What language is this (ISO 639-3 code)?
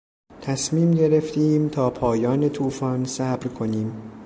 fas